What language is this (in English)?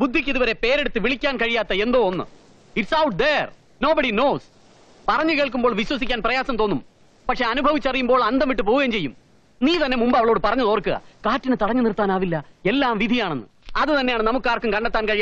Malayalam